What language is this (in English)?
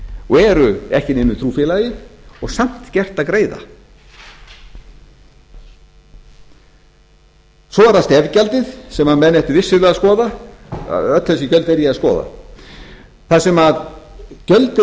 Icelandic